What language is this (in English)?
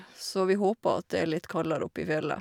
Norwegian